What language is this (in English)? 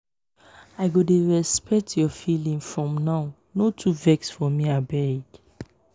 Nigerian Pidgin